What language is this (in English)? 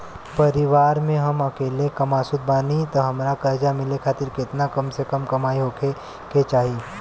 Bhojpuri